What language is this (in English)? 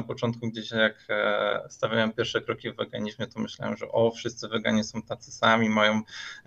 Polish